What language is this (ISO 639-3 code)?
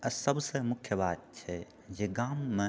mai